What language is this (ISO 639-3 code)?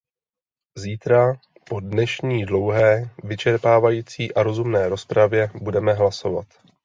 ces